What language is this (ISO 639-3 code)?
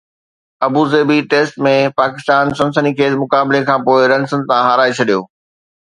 snd